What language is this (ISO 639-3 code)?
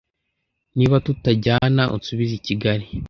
kin